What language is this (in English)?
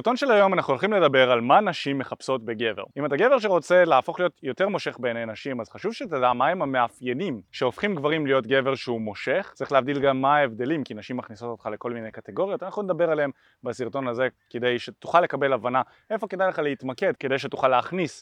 Hebrew